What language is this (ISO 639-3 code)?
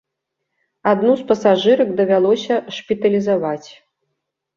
bel